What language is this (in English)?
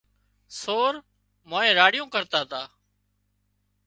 Wadiyara Koli